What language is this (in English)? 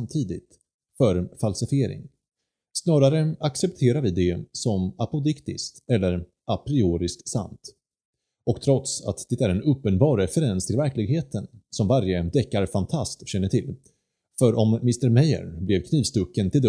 Swedish